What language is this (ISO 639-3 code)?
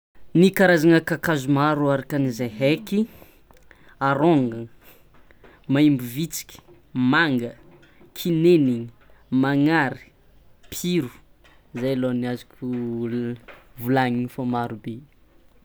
xmw